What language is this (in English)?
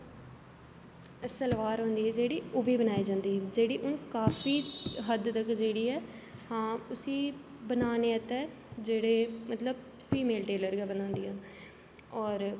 Dogri